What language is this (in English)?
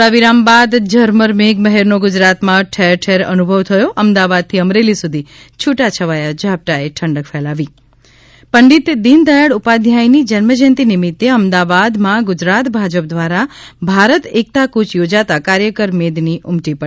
Gujarati